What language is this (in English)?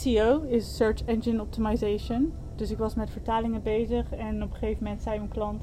Dutch